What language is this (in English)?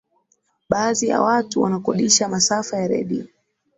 Swahili